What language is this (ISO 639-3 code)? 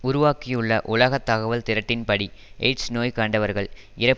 tam